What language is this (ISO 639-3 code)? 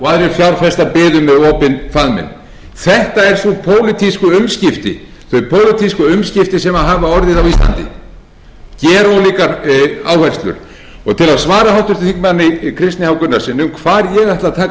isl